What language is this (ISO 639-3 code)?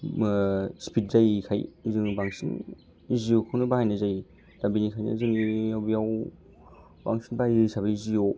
brx